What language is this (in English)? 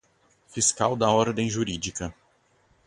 Portuguese